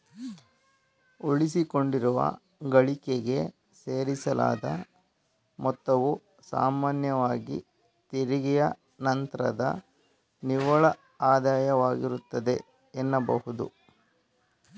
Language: Kannada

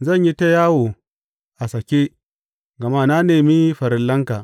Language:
Hausa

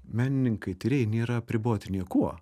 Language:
Lithuanian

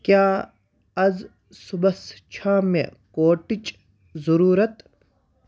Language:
Kashmiri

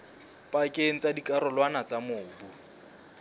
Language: Southern Sotho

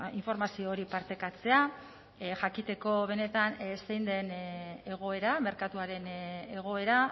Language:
Basque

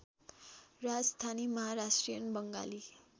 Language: Nepali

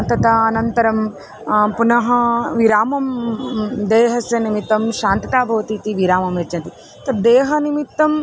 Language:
Sanskrit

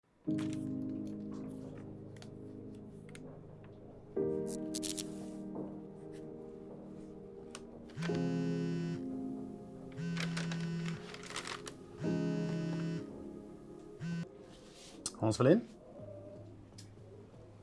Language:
Swedish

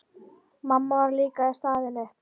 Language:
Icelandic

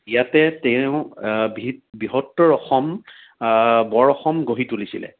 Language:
Assamese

